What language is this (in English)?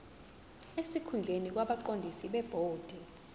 Zulu